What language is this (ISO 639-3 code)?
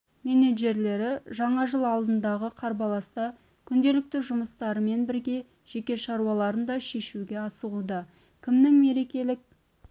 kaz